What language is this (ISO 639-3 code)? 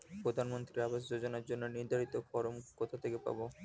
ben